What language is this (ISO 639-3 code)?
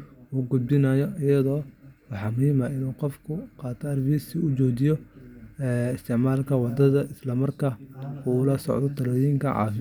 som